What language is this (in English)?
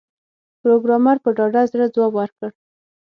Pashto